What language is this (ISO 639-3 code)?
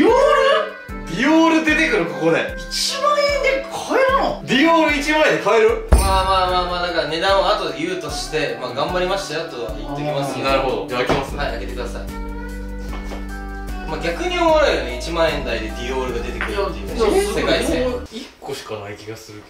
jpn